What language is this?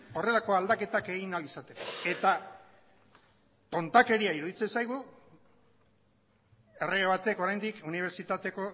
Basque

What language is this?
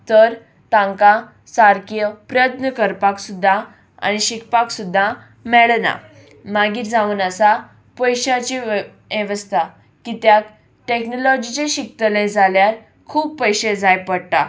Konkani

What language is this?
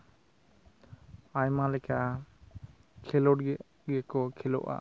Santali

